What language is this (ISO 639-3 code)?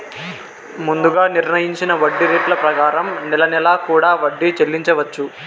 tel